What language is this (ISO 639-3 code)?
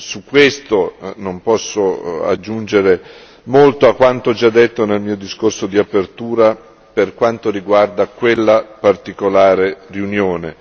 ita